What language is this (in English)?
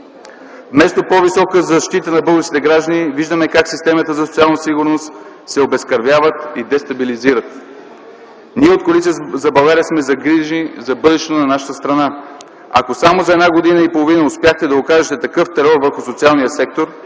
Bulgarian